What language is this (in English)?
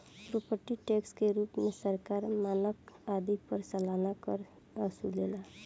Bhojpuri